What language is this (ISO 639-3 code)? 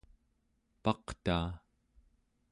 esu